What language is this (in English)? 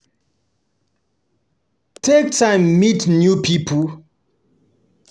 Nigerian Pidgin